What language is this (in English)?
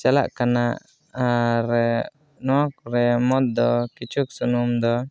Santali